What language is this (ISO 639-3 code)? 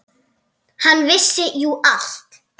isl